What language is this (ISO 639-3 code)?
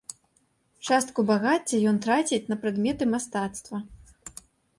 bel